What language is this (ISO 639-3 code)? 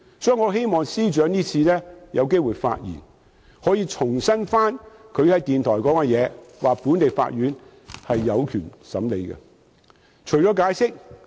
yue